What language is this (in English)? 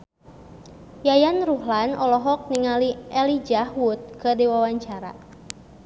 Sundanese